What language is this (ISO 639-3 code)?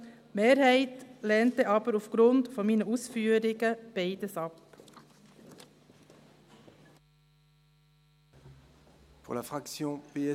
gsw